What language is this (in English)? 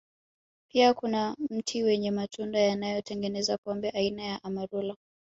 Swahili